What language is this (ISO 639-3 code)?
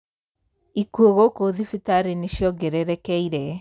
kik